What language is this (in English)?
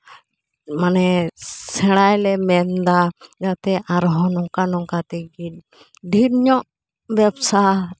Santali